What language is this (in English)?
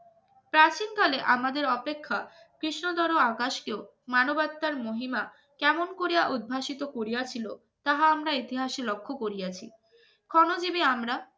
Bangla